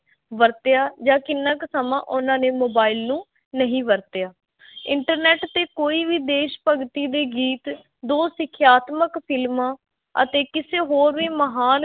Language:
Punjabi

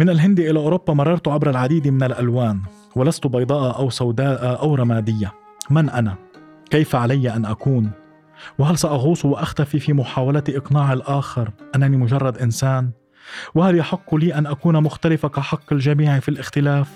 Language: Arabic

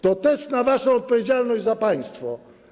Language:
Polish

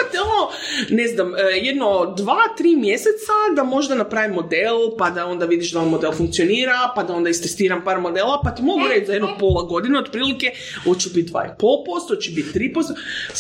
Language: Croatian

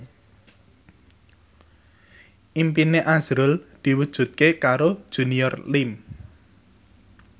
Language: Javanese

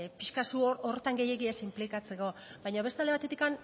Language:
Basque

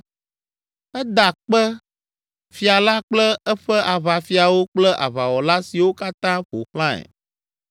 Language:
Ewe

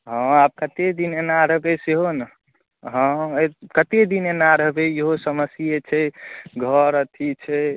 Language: Maithili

